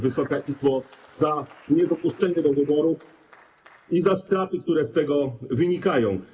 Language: Polish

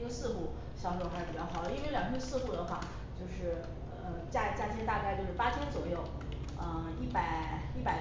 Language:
Chinese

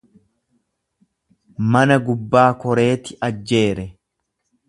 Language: Oromo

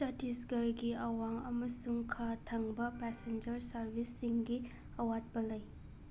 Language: Manipuri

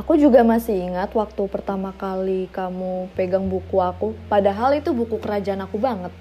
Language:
Indonesian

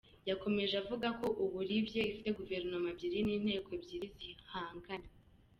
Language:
Kinyarwanda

